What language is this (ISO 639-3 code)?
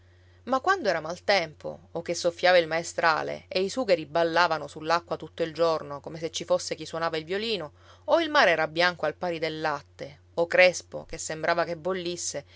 ita